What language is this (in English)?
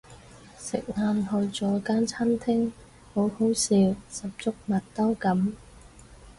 Cantonese